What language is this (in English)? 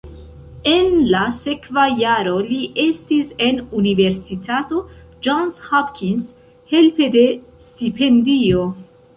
Esperanto